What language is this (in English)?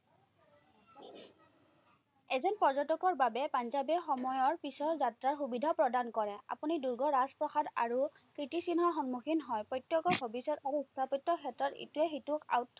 Assamese